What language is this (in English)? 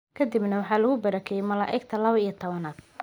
Somali